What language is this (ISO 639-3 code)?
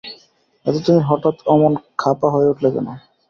ben